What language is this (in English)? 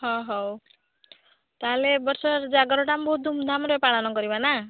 Odia